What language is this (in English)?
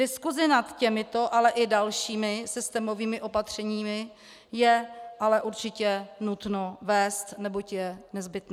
Czech